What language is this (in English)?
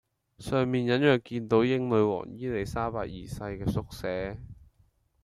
Cantonese